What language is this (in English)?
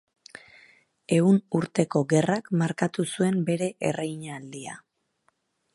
Basque